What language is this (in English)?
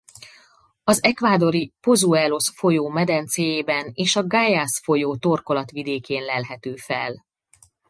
Hungarian